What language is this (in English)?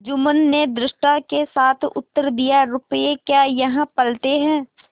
Hindi